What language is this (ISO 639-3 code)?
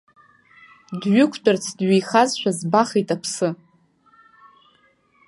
abk